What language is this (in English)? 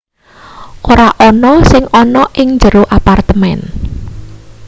Javanese